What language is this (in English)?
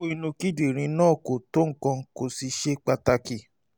Yoruba